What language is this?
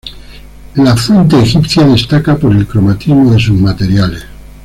Spanish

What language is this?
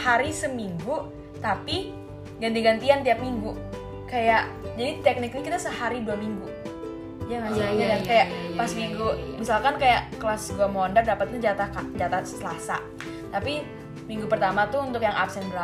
Indonesian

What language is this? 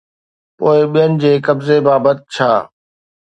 Sindhi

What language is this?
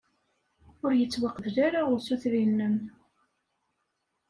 Kabyle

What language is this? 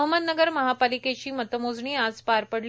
Marathi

